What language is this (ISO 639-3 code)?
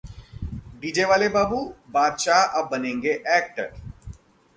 hin